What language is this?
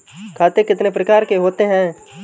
Hindi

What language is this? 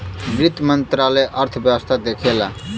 Bhojpuri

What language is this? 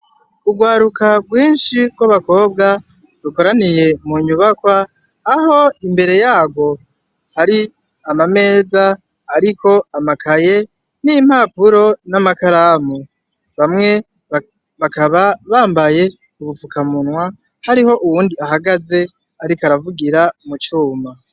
Rundi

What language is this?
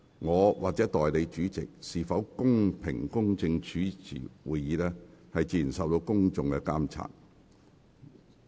Cantonese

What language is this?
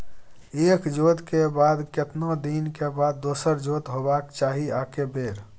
Maithili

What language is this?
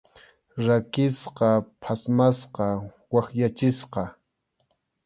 Arequipa-La Unión Quechua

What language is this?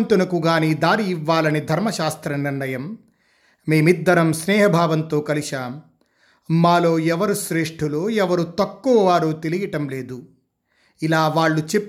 Telugu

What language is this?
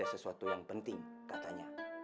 Indonesian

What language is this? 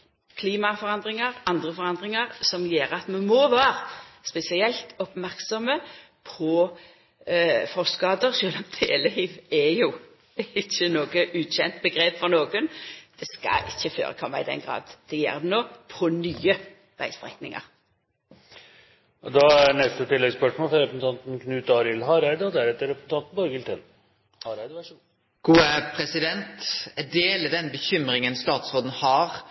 Norwegian Nynorsk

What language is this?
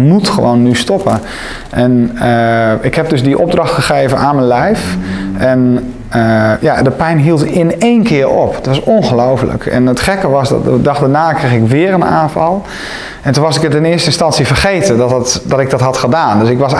Dutch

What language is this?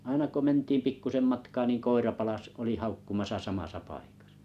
Finnish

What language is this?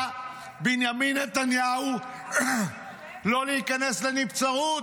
Hebrew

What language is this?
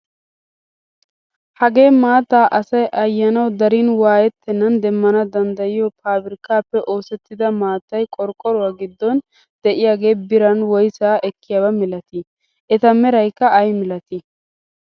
Wolaytta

